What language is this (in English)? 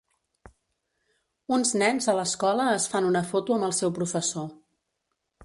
Catalan